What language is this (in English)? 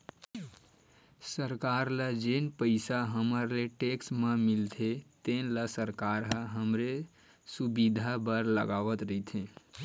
Chhattisgarhi